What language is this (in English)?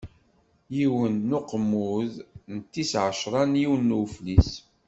Kabyle